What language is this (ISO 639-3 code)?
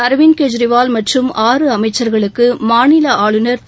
tam